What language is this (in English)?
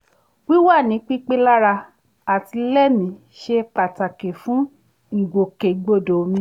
Yoruba